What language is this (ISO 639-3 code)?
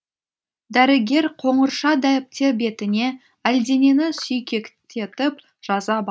kaz